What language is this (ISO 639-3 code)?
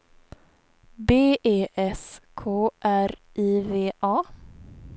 swe